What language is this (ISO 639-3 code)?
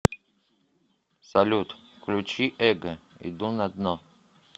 rus